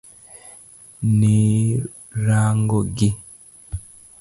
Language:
Luo (Kenya and Tanzania)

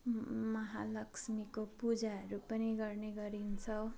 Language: Nepali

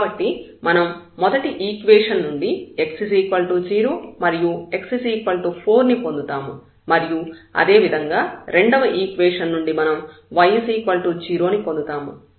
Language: Telugu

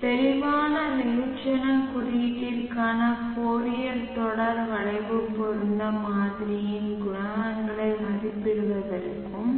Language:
Tamil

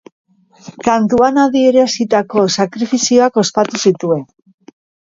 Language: Basque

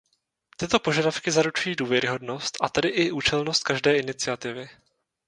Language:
Czech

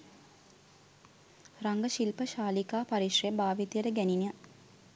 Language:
Sinhala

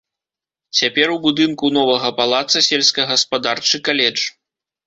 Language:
Belarusian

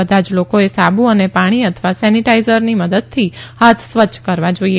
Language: Gujarati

